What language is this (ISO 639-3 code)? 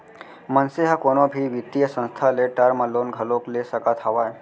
hne